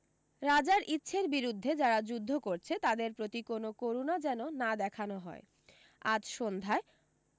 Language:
Bangla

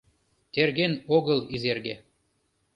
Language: Mari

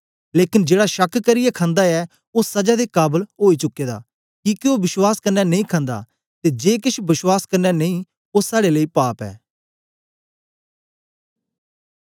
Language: Dogri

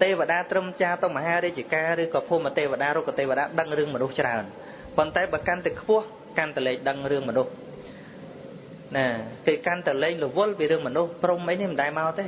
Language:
Vietnamese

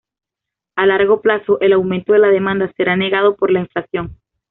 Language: Spanish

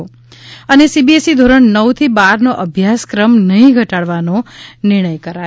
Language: Gujarati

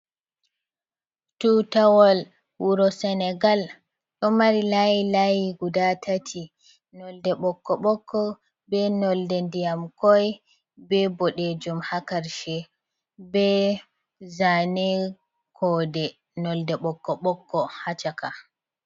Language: Fula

